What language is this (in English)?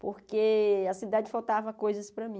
Portuguese